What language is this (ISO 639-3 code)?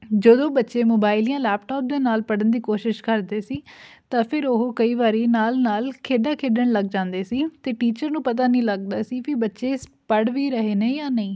pan